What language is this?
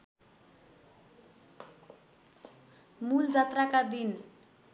Nepali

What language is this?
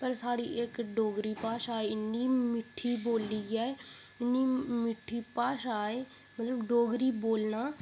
Dogri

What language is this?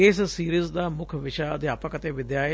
Punjabi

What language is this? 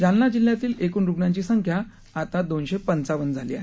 Marathi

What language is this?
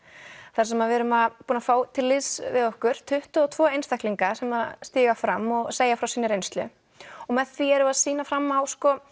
Icelandic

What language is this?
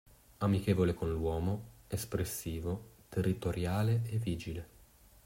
Italian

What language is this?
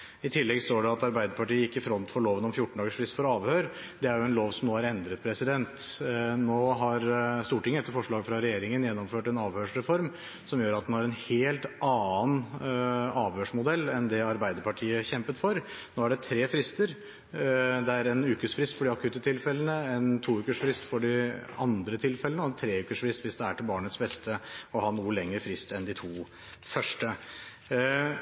Norwegian Bokmål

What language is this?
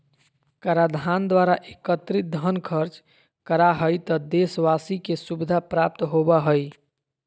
Magahi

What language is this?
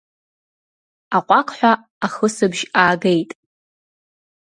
Abkhazian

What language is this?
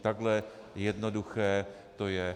Czech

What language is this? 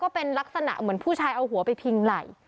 Thai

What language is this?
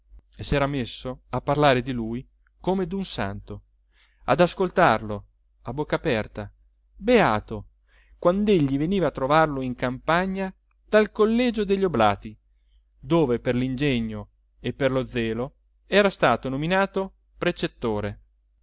Italian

